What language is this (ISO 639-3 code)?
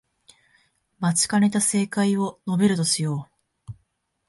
jpn